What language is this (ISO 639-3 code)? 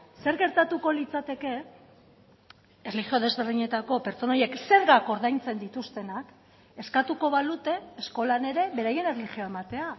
eus